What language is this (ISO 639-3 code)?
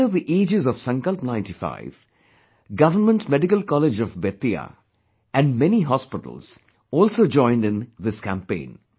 eng